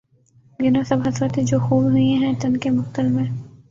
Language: Urdu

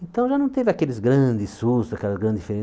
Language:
Portuguese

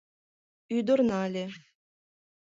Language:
Mari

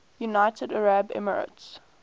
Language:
English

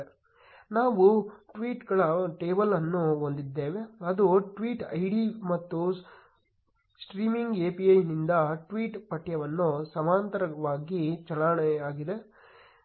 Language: Kannada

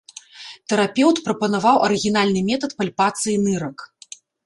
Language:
Belarusian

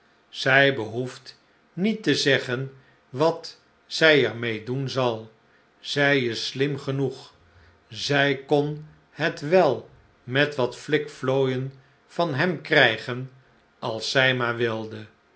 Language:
Dutch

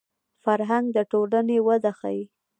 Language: Pashto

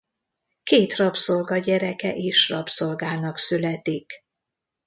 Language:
Hungarian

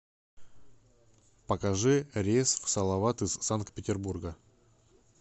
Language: Russian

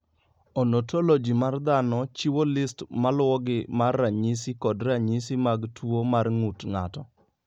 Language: Luo (Kenya and Tanzania)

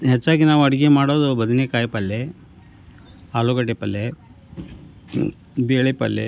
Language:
Kannada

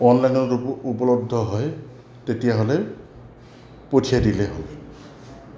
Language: Assamese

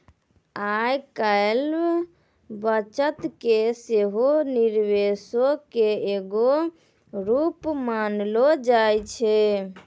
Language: Maithili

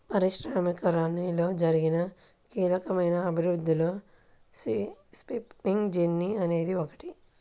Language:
Telugu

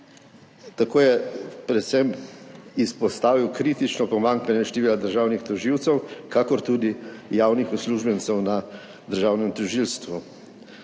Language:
Slovenian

